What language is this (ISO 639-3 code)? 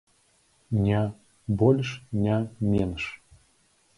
bel